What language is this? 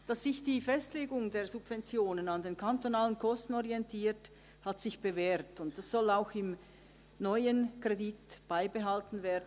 Swiss German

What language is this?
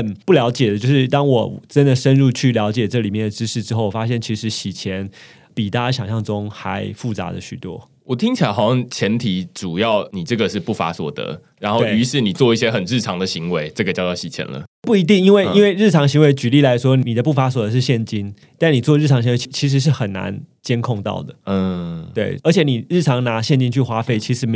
Chinese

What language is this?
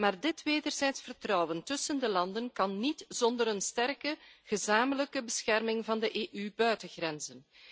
Dutch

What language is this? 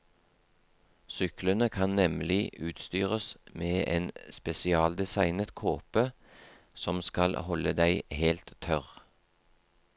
Norwegian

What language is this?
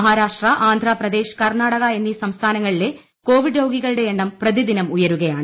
Malayalam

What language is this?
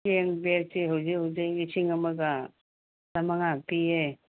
Manipuri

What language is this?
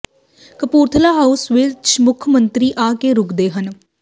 Punjabi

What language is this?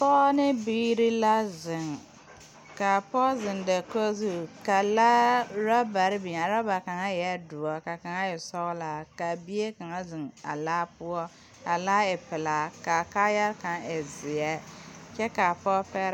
Southern Dagaare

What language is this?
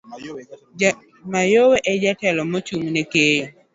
Luo (Kenya and Tanzania)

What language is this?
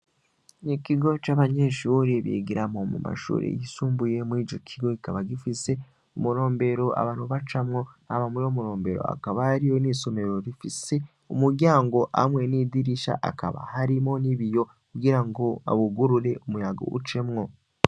Rundi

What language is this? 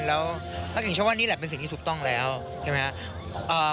Thai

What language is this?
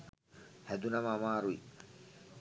Sinhala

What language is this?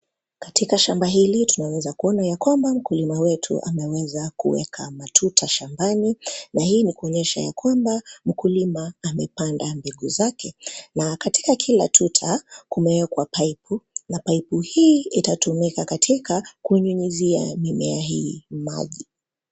Swahili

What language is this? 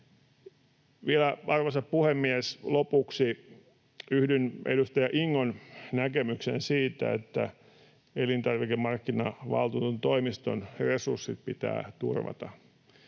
Finnish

